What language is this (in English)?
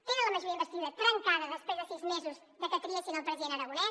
Catalan